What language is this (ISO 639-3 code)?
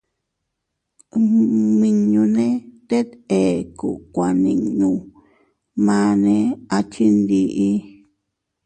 cut